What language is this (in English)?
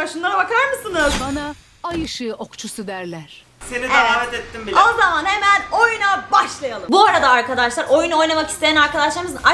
Turkish